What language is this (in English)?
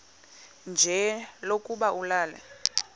Xhosa